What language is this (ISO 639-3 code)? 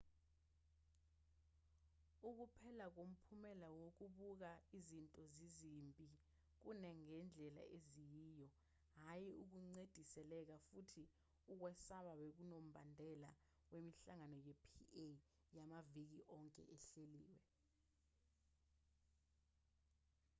zul